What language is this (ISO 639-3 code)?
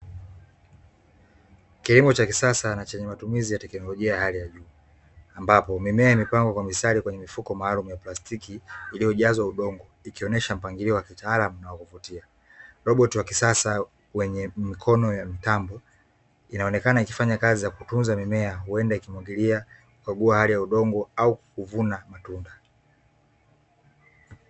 swa